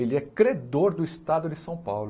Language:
Portuguese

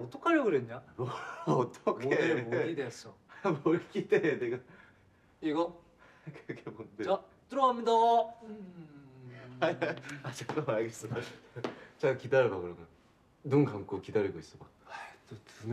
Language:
Korean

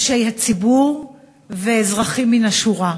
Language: Hebrew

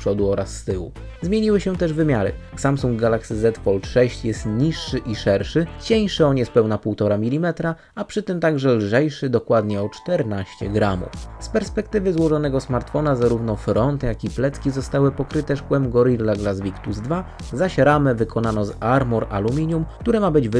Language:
Polish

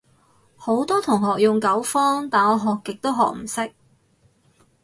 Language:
Cantonese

